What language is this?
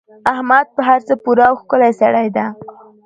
Pashto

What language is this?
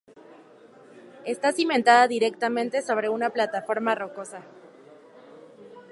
Spanish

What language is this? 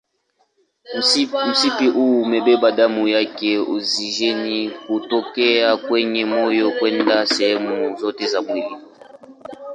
Swahili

